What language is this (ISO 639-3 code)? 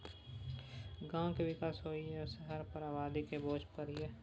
mai